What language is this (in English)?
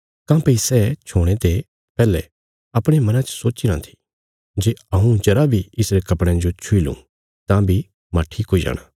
Bilaspuri